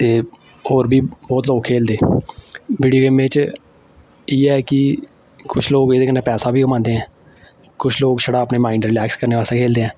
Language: Dogri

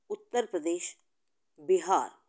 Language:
Konkani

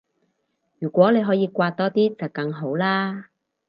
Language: Cantonese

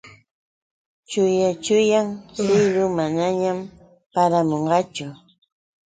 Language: Yauyos Quechua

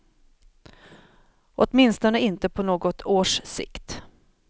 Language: Swedish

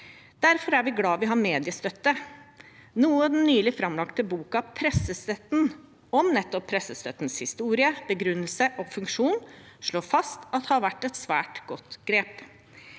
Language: Norwegian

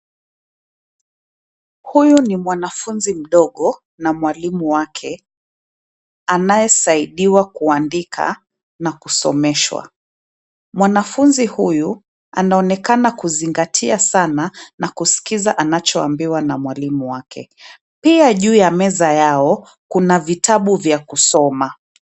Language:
Swahili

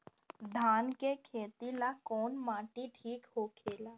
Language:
Bhojpuri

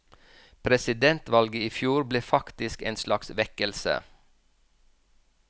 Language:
Norwegian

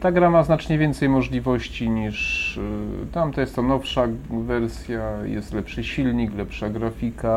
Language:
Polish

